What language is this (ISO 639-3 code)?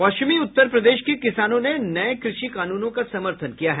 hin